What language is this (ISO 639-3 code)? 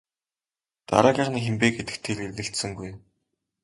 mon